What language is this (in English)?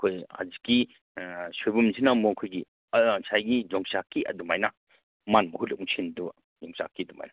Manipuri